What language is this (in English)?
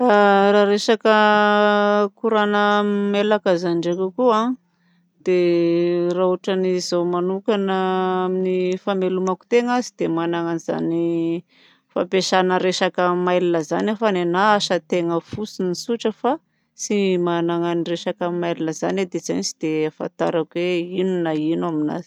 Southern Betsimisaraka Malagasy